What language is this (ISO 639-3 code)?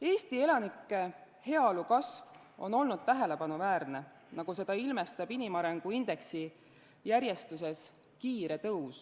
est